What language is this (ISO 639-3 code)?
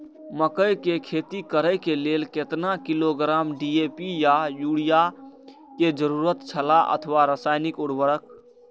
mai